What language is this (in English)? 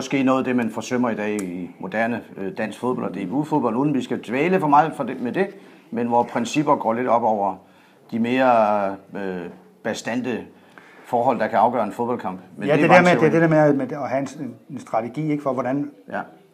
Danish